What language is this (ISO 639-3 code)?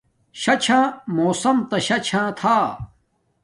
dmk